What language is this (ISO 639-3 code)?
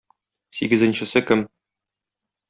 tat